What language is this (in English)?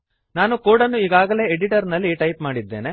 Kannada